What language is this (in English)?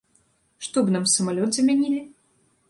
Belarusian